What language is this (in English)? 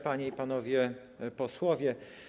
Polish